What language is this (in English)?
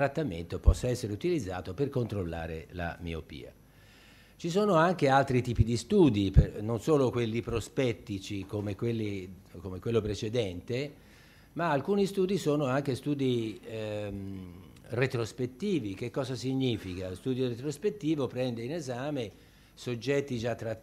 Italian